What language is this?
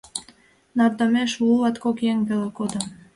Mari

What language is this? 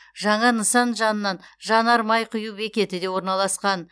Kazakh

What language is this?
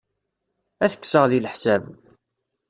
Kabyle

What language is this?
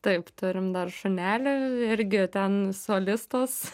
Lithuanian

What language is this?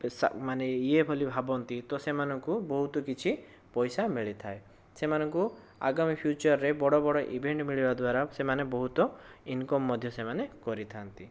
Odia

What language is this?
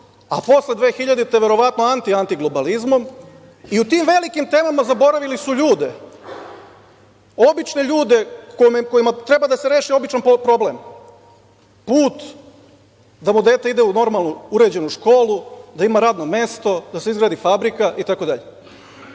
Serbian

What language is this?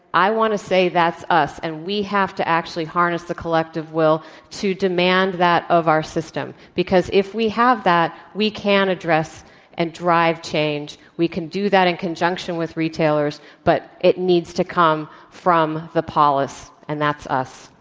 English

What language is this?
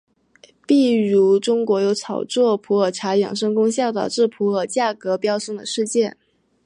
Chinese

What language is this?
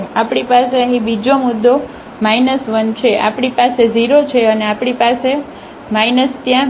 Gujarati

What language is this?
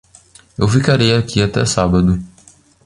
Portuguese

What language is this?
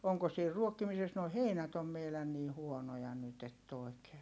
Finnish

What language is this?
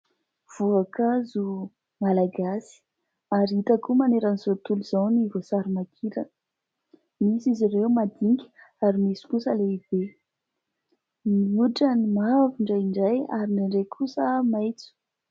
Malagasy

